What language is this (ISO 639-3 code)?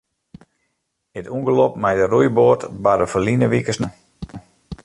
fry